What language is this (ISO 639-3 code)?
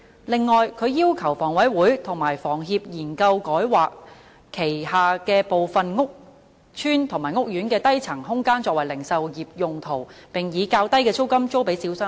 yue